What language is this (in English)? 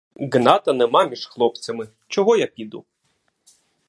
Ukrainian